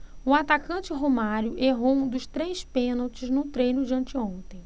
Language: Portuguese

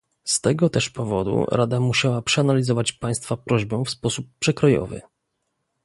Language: Polish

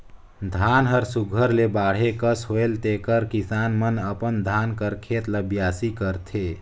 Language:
Chhattisgarhi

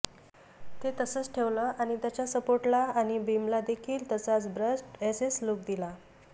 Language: Marathi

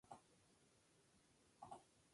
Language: Spanish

